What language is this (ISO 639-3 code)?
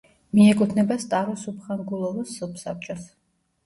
kat